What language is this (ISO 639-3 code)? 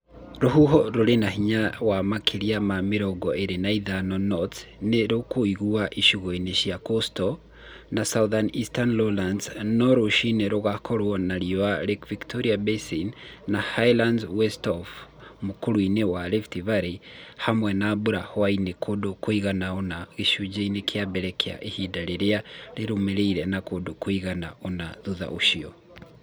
kik